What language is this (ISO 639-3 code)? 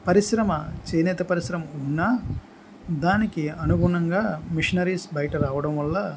tel